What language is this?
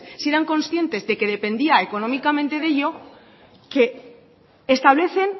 Spanish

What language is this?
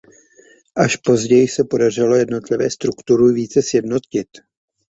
Czech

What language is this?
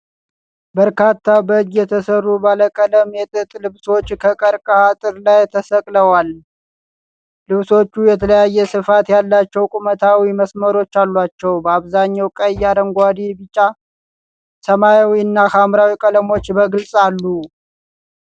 Amharic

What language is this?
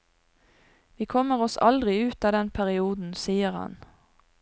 Norwegian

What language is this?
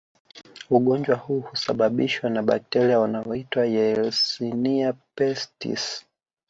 Swahili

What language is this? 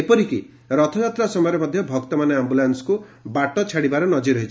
Odia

